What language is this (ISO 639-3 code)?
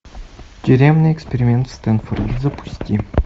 rus